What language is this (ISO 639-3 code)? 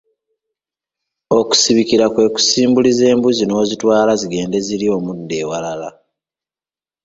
lug